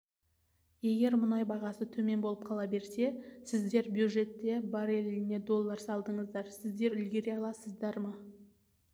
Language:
Kazakh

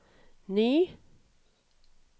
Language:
Norwegian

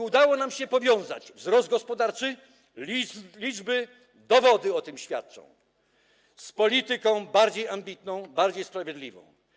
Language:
Polish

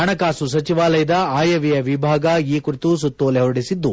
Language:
Kannada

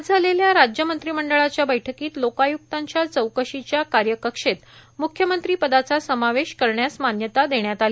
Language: Marathi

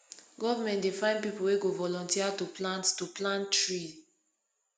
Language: Nigerian Pidgin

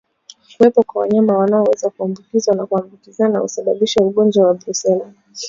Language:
Swahili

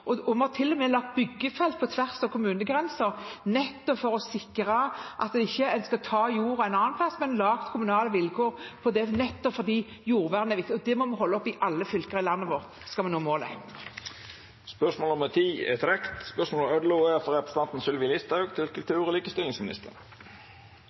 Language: Norwegian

